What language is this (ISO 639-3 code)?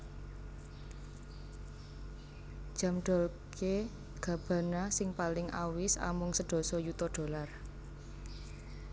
jav